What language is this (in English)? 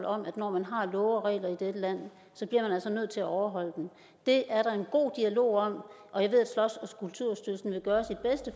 Danish